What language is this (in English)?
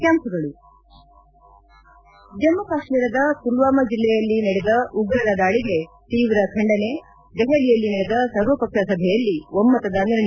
Kannada